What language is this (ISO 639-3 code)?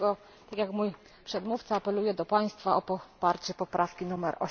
pol